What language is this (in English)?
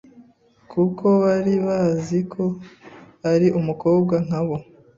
Kinyarwanda